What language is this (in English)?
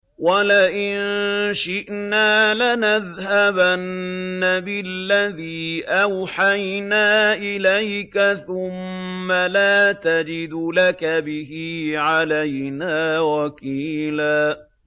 Arabic